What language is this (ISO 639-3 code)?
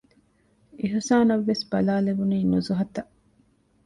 div